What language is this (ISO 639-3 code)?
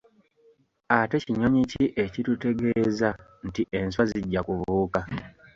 lug